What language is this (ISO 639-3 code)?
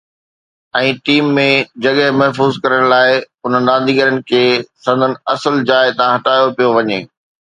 snd